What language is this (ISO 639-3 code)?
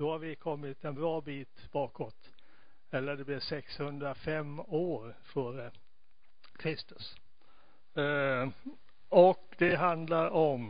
swe